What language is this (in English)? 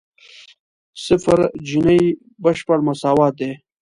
Pashto